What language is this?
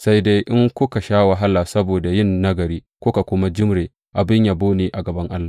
Hausa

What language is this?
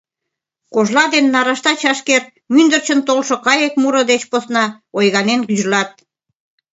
Mari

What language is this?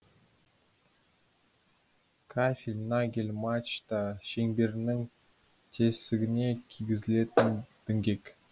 Kazakh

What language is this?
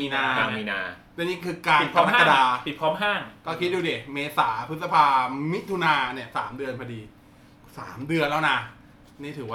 Thai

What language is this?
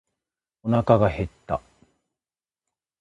Japanese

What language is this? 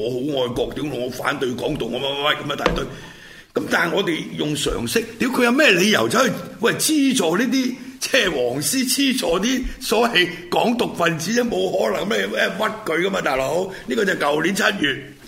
Chinese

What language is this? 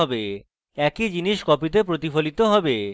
Bangla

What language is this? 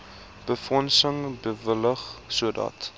Afrikaans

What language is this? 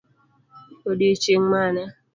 Luo (Kenya and Tanzania)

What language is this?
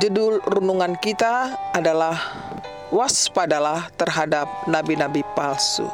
Indonesian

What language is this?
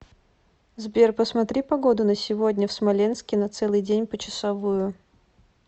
Russian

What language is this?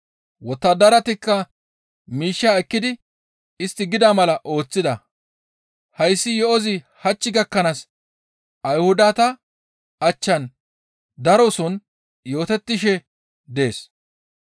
Gamo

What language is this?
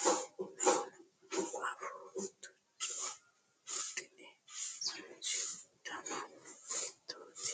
Sidamo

